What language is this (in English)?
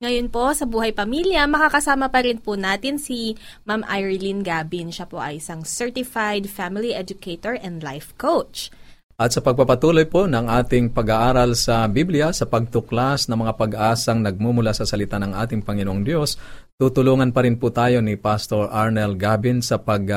Filipino